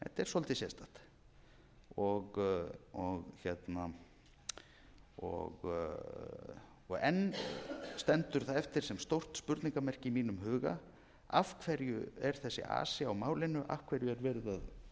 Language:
Icelandic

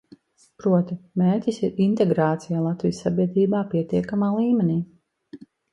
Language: Latvian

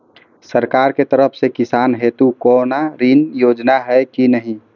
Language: Maithili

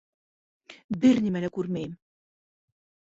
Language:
Bashkir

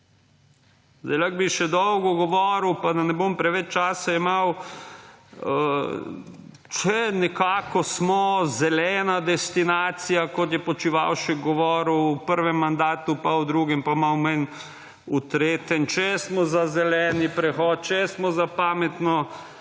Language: Slovenian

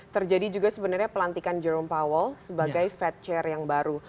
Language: Indonesian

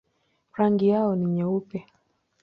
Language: Swahili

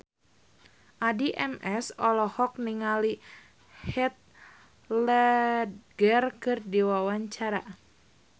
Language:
Sundanese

